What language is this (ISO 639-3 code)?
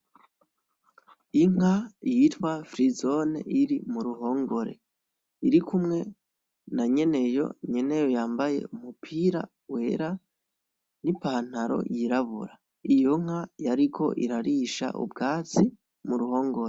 run